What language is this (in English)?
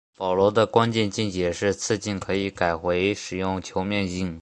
Chinese